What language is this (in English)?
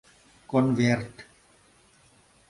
Mari